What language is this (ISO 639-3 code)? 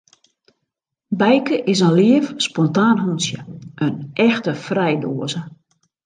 fry